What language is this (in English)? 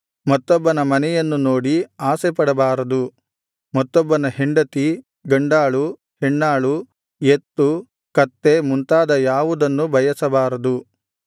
Kannada